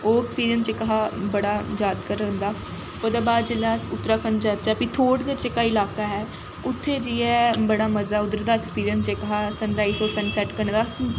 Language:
Dogri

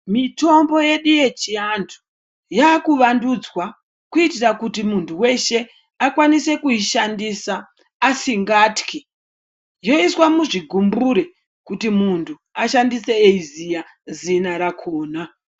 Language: Ndau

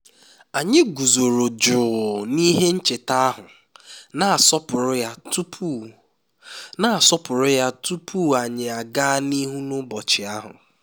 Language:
Igbo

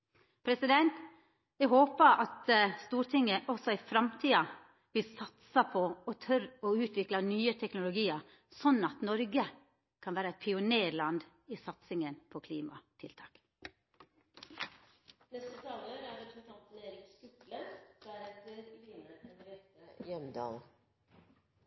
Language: Norwegian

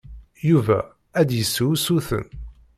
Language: Kabyle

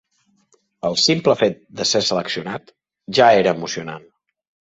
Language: Catalan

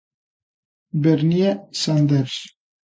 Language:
Galician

